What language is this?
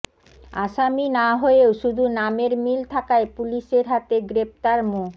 Bangla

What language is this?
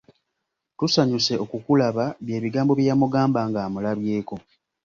Ganda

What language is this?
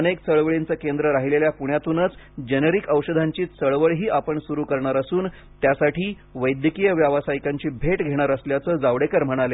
Marathi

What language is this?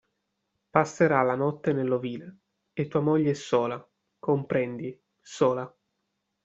Italian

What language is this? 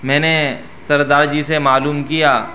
Urdu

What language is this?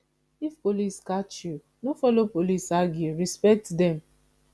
Nigerian Pidgin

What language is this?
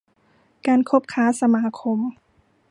Thai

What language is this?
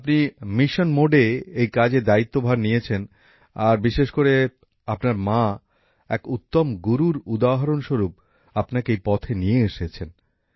Bangla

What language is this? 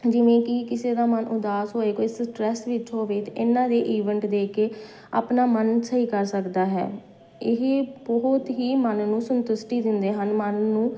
Punjabi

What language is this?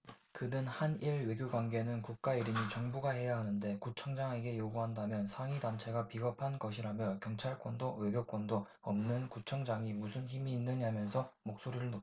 Korean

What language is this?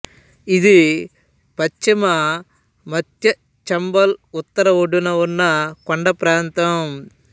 Telugu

